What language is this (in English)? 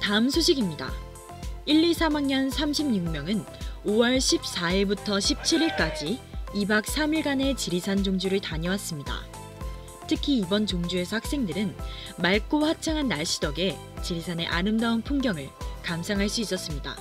Korean